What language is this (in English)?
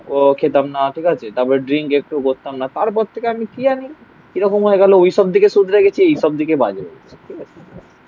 Bangla